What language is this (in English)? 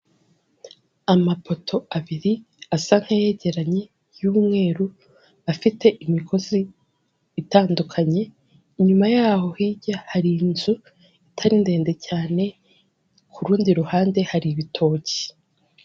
Kinyarwanda